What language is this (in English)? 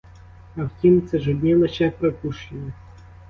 Ukrainian